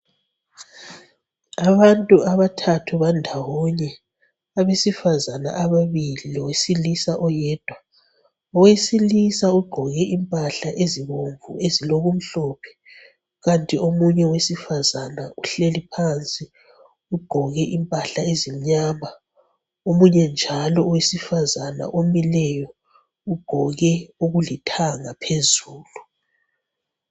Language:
North Ndebele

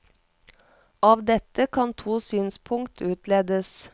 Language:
Norwegian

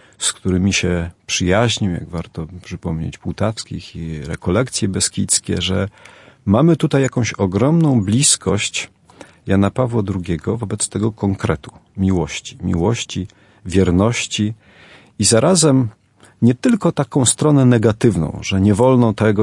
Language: Polish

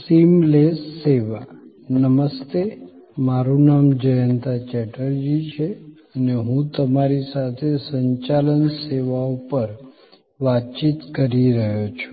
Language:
Gujarati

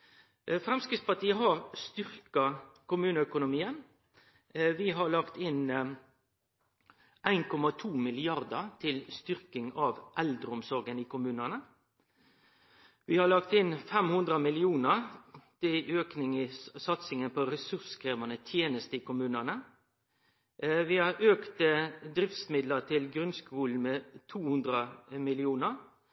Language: Norwegian Nynorsk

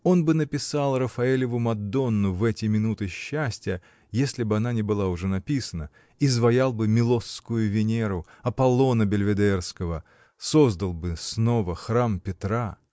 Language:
Russian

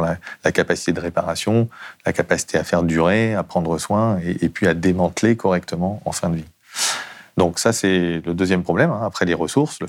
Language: French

